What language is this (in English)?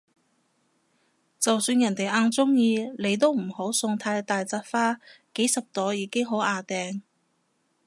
Cantonese